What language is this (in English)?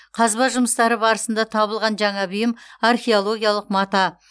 Kazakh